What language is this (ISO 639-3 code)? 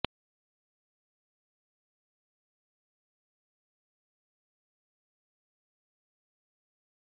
mar